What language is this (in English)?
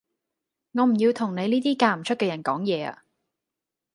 Cantonese